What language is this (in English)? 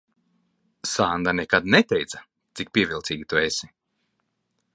Latvian